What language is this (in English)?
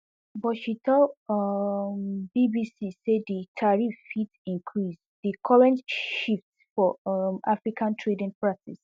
Nigerian Pidgin